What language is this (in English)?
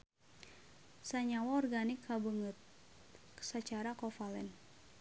Sundanese